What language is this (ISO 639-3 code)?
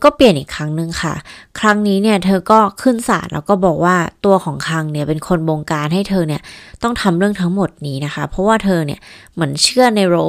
tha